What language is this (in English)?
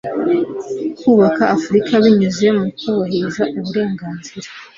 Kinyarwanda